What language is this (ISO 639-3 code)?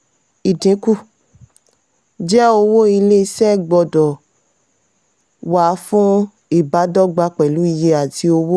yor